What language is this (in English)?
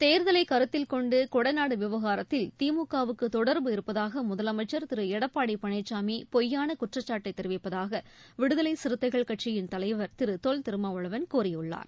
Tamil